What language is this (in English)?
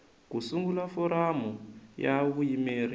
Tsonga